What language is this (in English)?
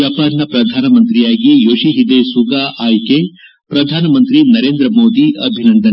Kannada